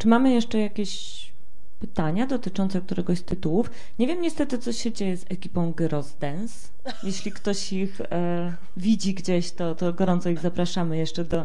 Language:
Polish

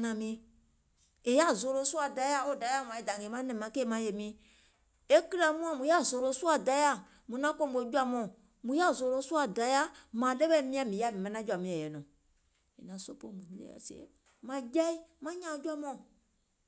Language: Gola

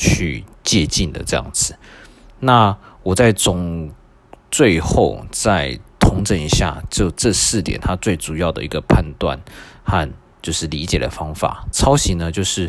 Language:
Chinese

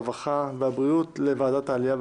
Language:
Hebrew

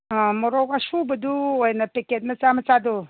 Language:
Manipuri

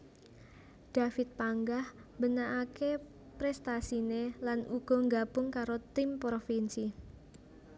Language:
Javanese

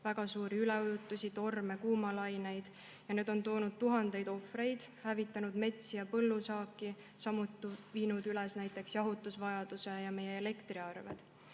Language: Estonian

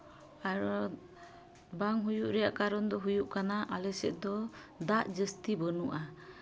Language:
Santali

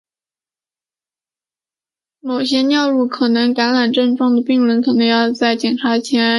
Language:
Chinese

